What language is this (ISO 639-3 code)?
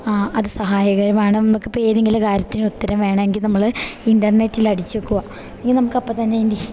mal